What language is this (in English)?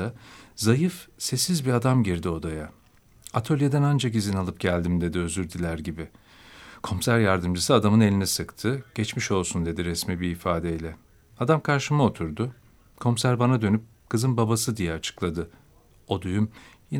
Turkish